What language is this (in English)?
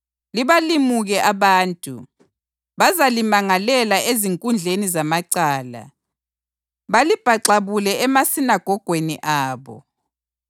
North Ndebele